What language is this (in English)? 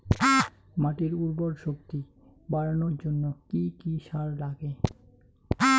Bangla